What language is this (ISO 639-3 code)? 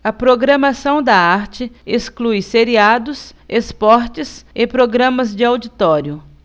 por